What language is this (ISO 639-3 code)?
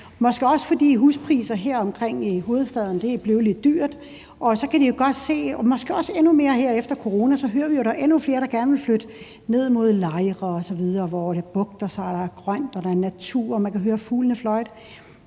dan